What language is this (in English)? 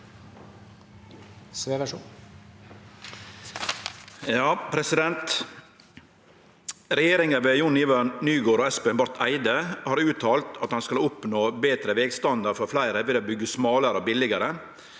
Norwegian